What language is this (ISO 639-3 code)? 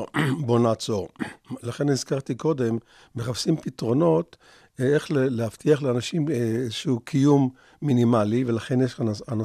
heb